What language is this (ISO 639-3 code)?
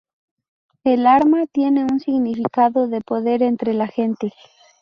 spa